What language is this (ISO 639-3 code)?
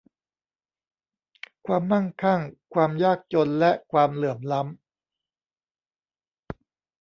tha